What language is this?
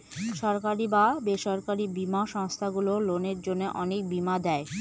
Bangla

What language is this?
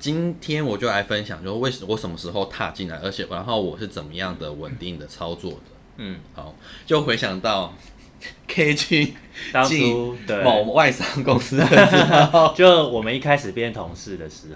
Chinese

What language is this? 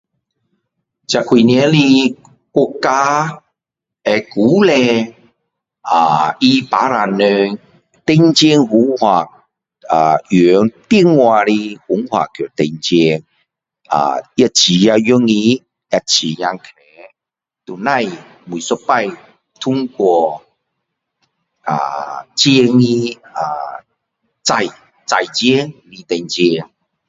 Min Dong Chinese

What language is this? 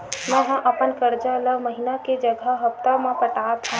Chhattisgarhi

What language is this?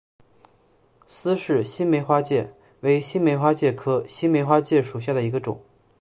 Chinese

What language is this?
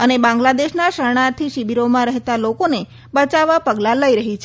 Gujarati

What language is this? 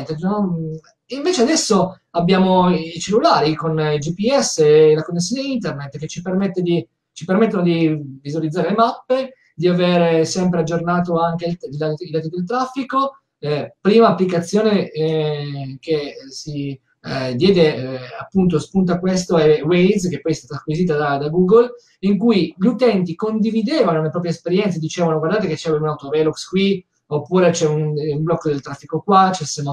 Italian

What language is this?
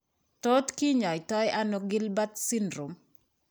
Kalenjin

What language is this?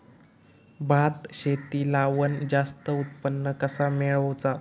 Marathi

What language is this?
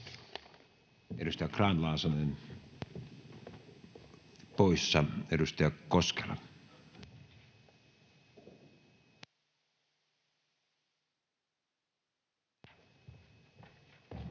Finnish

